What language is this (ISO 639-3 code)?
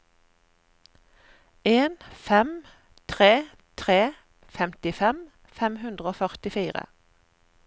nor